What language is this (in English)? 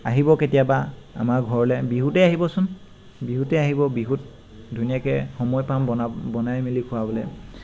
Assamese